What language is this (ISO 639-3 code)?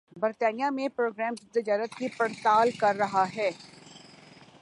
urd